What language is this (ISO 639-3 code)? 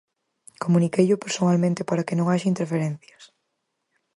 glg